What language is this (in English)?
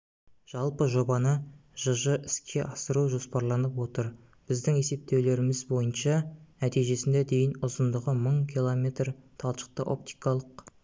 Kazakh